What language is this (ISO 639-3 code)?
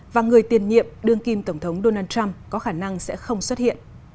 vie